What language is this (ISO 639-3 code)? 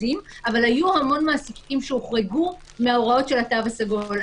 heb